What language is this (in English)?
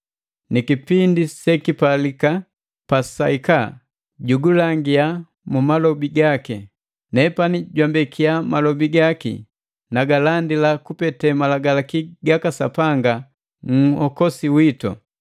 Matengo